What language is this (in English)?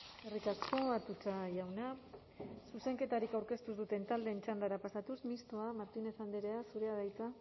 Basque